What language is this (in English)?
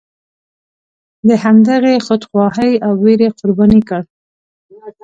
Pashto